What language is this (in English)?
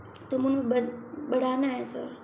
Hindi